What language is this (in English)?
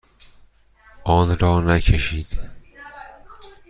Persian